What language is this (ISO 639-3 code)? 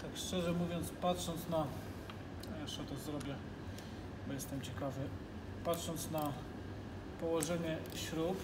pol